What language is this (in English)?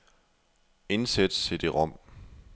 Danish